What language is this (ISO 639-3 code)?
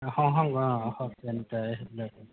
asm